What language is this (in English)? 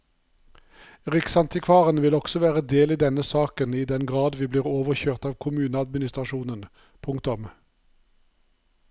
Norwegian